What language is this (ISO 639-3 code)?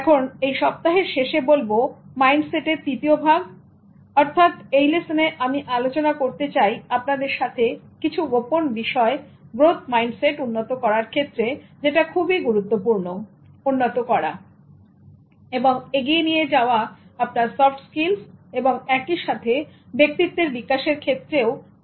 ben